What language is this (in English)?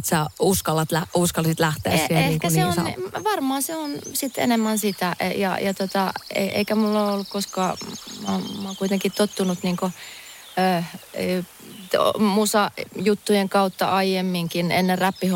Finnish